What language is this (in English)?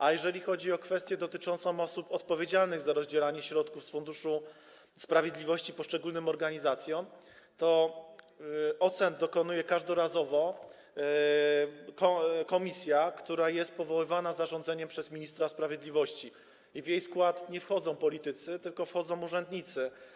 Polish